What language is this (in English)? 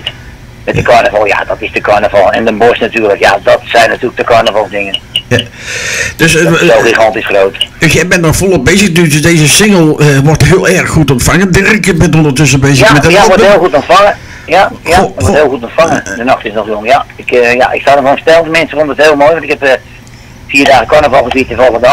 Dutch